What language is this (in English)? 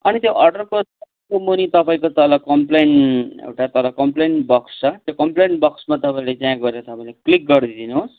Nepali